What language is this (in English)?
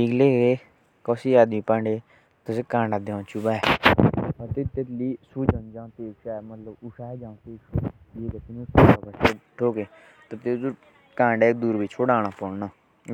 Jaunsari